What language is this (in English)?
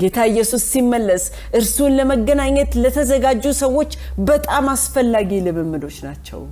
Amharic